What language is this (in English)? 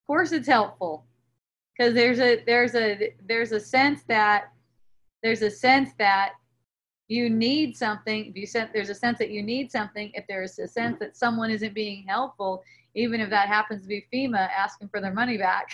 English